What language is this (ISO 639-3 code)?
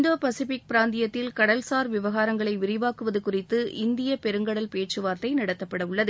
tam